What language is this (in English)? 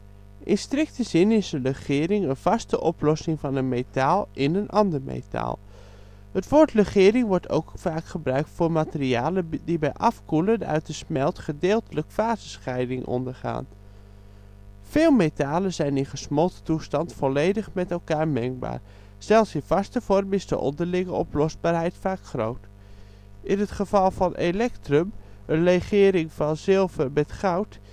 Dutch